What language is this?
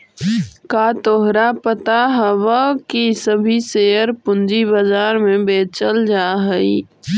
Magahi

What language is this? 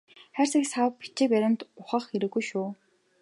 Mongolian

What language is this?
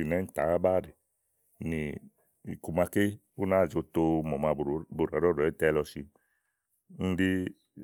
Igo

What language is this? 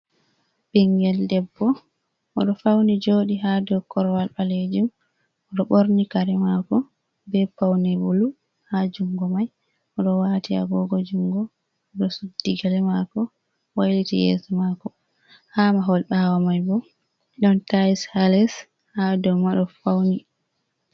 Fula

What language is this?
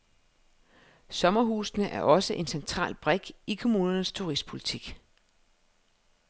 Danish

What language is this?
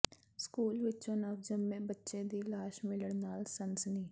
Punjabi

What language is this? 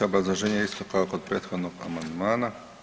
Croatian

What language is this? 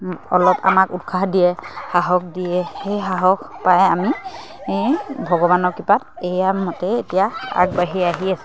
Assamese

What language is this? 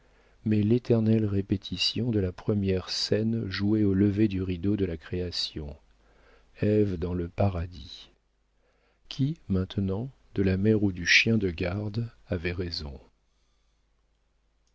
French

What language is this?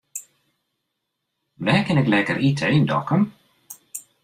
Western Frisian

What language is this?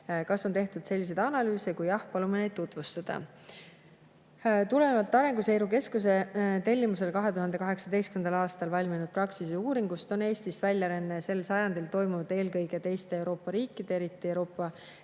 Estonian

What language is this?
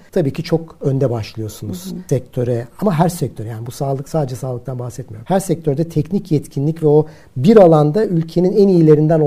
Turkish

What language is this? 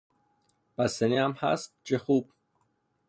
Persian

